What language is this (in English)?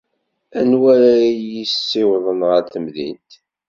Kabyle